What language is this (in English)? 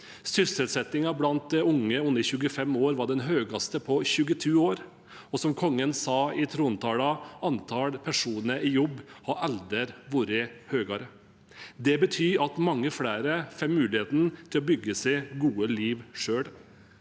Norwegian